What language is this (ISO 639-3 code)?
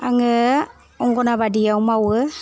brx